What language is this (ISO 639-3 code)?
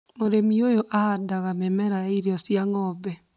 kik